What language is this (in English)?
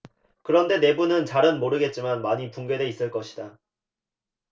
Korean